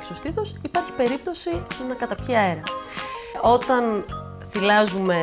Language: Greek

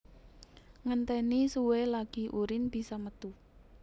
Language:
Javanese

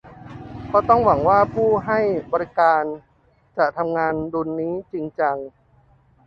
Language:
Thai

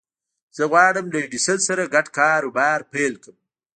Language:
Pashto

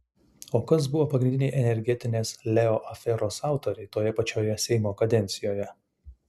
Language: Lithuanian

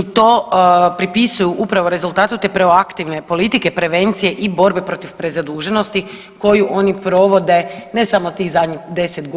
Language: Croatian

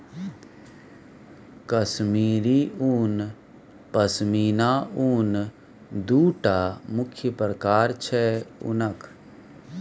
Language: Maithili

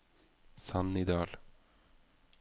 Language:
Norwegian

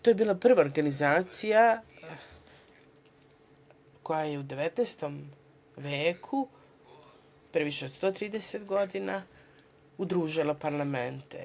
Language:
Serbian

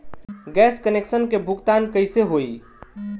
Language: Bhojpuri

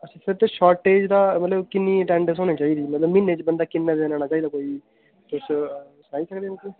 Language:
Dogri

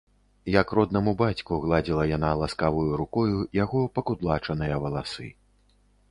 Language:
Belarusian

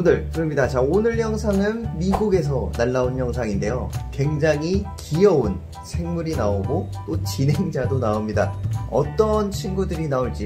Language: Korean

